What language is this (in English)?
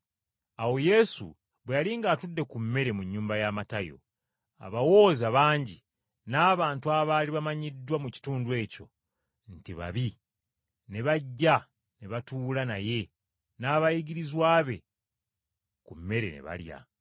Ganda